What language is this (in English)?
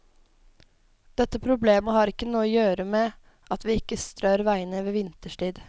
Norwegian